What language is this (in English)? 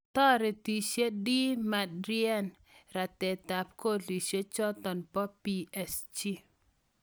Kalenjin